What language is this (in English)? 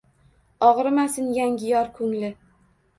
Uzbek